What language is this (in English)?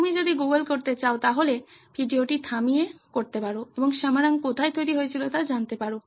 Bangla